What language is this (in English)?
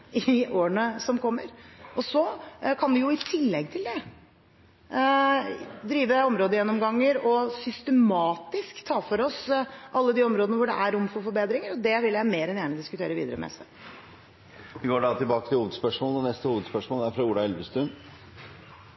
Norwegian